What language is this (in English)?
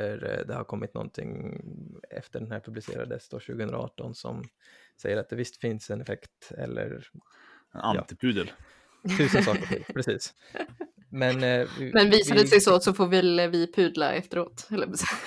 Swedish